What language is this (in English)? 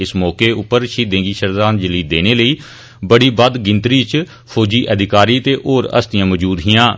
Dogri